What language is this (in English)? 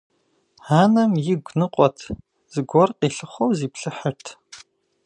Kabardian